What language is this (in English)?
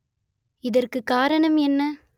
Tamil